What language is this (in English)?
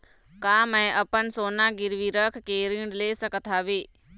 Chhattisgarhi